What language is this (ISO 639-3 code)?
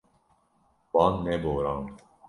kur